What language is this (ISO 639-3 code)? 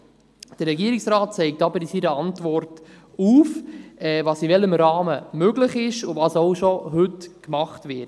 gsw